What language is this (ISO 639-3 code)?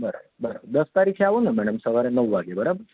guj